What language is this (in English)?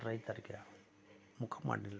Kannada